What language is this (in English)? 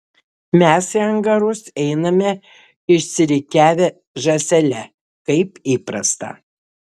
Lithuanian